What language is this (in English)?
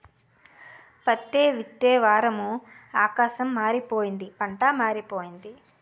Telugu